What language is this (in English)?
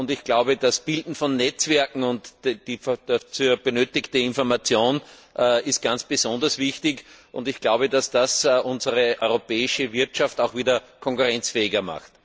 German